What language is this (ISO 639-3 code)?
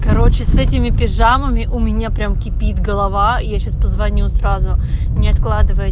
rus